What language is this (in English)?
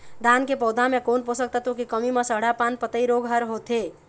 Chhattisgarhi